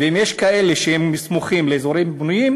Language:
Hebrew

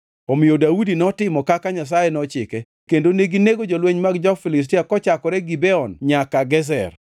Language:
Luo (Kenya and Tanzania)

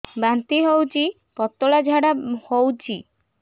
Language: Odia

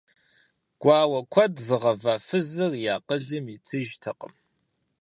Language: Kabardian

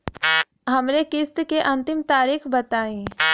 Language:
Bhojpuri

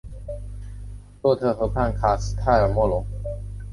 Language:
Chinese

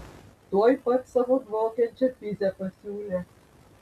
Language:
Lithuanian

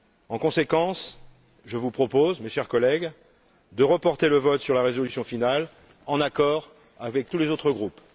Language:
French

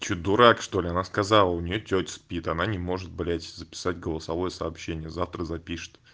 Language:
Russian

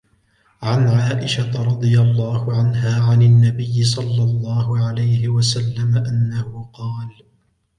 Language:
Arabic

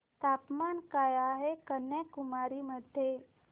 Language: Marathi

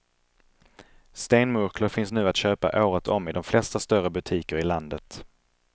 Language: Swedish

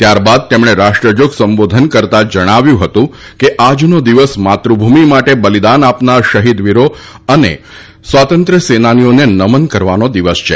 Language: Gujarati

